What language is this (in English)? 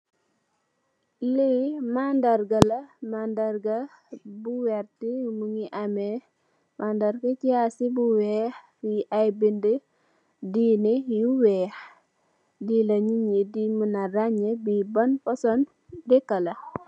Wolof